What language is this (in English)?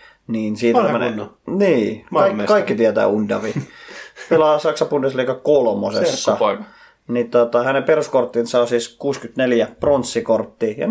Finnish